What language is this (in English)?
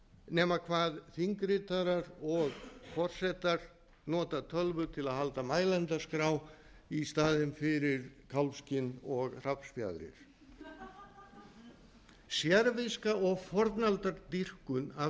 Icelandic